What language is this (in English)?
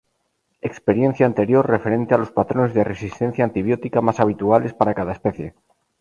Spanish